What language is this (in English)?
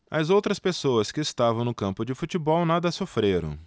Portuguese